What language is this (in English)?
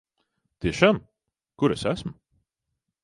Latvian